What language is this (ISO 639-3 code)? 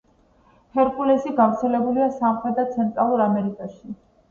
kat